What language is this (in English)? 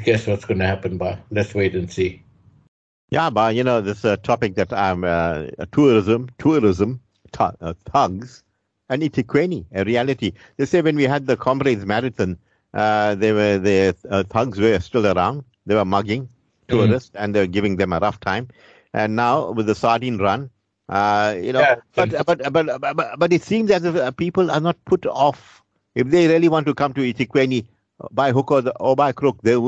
English